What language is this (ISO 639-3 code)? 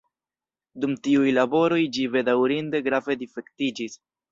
epo